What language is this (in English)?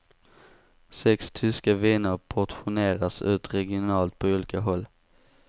Swedish